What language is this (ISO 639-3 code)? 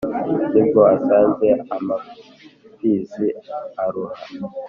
kin